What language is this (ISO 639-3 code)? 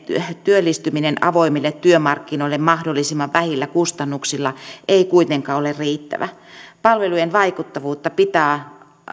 fin